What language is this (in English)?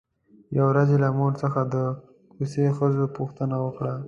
Pashto